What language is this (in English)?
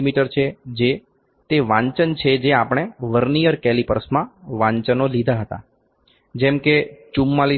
Gujarati